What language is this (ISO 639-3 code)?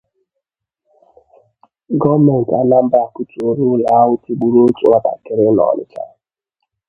ibo